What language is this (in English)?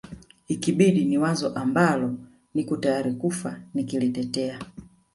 Swahili